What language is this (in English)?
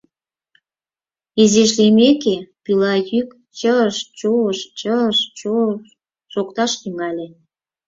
Mari